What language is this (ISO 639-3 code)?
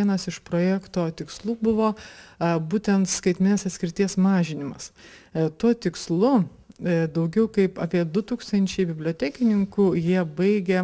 lit